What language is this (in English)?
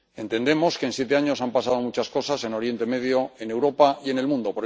Spanish